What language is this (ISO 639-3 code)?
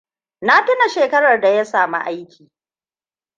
hau